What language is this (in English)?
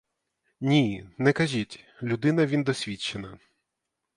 Ukrainian